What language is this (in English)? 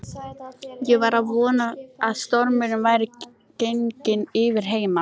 Icelandic